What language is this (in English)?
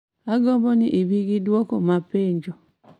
Luo (Kenya and Tanzania)